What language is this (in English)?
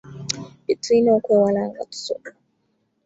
Ganda